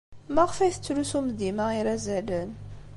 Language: Kabyle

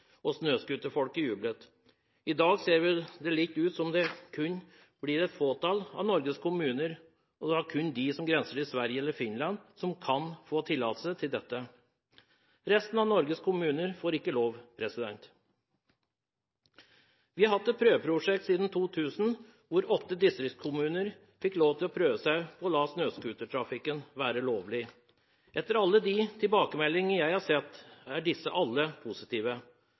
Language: Norwegian Bokmål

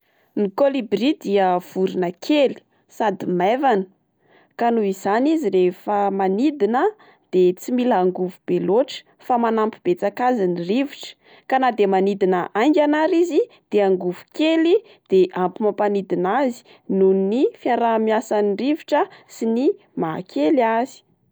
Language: Malagasy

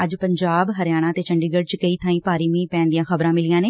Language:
Punjabi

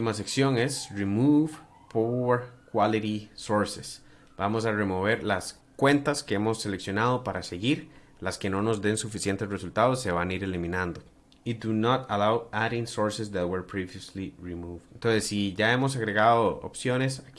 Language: Spanish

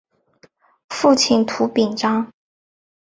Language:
Chinese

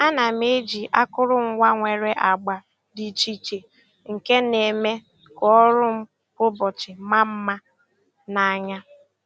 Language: Igbo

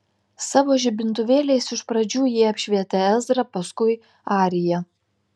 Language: Lithuanian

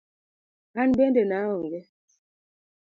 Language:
Luo (Kenya and Tanzania)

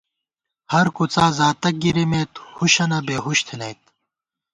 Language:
Gawar-Bati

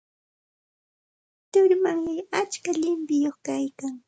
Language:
Santa Ana de Tusi Pasco Quechua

